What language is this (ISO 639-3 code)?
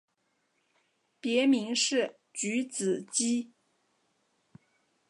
zho